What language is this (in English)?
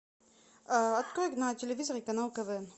Russian